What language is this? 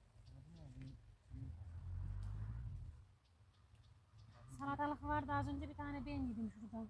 Turkish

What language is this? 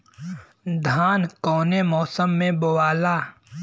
Bhojpuri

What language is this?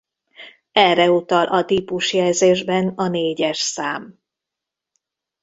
Hungarian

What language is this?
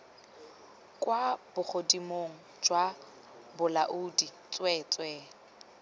Tswana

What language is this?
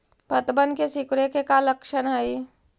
Magahi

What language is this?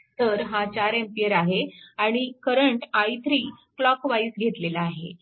Marathi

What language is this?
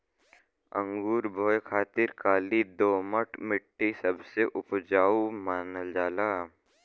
Bhojpuri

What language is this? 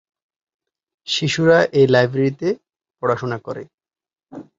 Bangla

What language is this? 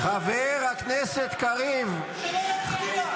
Hebrew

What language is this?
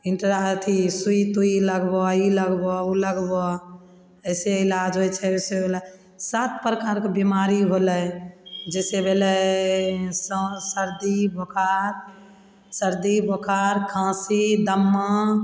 Maithili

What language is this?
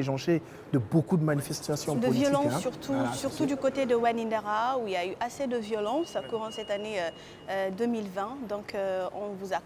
French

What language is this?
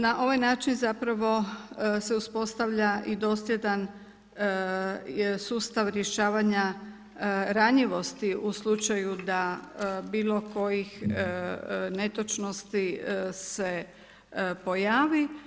Croatian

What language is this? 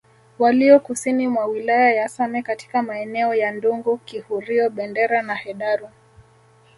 Swahili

